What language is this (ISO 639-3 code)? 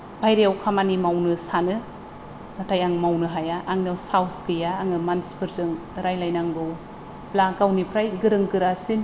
brx